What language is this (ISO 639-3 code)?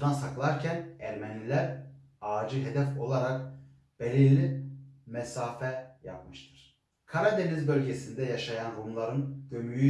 tur